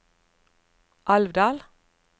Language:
Norwegian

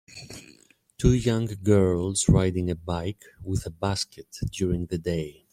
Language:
English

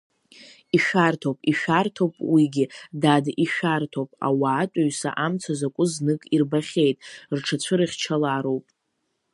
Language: Abkhazian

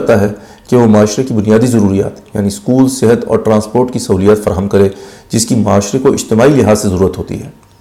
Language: Urdu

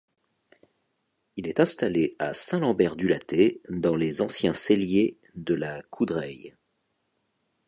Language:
French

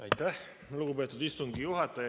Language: Estonian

